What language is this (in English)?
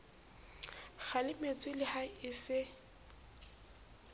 Southern Sotho